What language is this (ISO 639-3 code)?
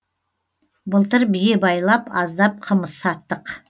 kaz